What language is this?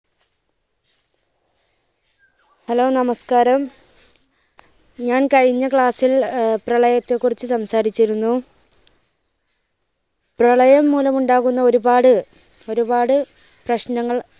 Malayalam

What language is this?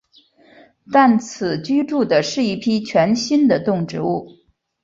Chinese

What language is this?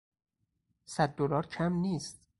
Persian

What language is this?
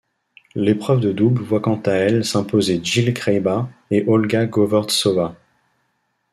French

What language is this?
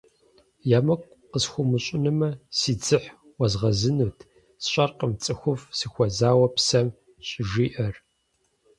Kabardian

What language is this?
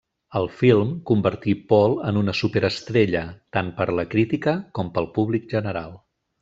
Catalan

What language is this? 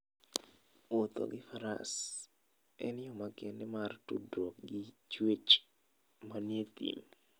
Luo (Kenya and Tanzania)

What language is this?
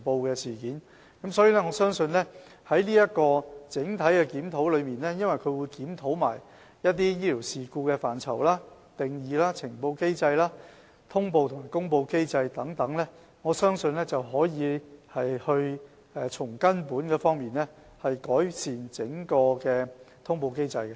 Cantonese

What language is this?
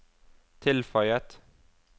Norwegian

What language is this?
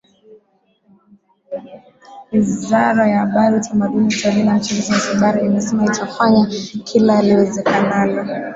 Swahili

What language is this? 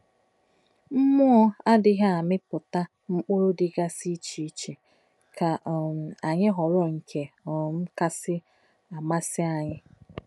Igbo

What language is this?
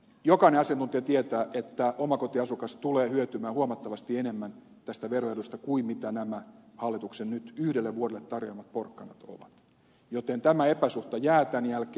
Finnish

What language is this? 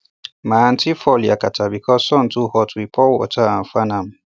Nigerian Pidgin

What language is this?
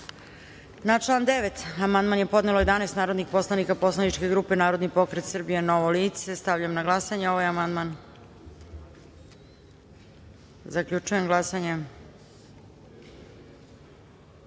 Serbian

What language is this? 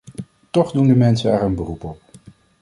Dutch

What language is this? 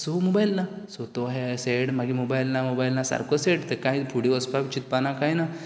Konkani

